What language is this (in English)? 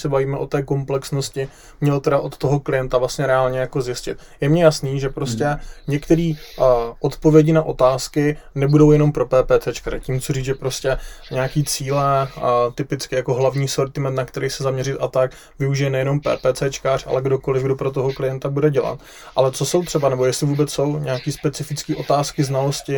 Czech